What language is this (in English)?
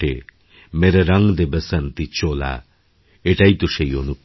Bangla